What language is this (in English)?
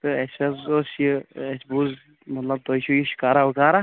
Kashmiri